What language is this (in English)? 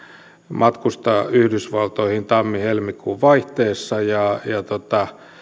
Finnish